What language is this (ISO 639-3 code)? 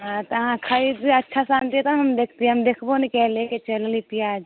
mai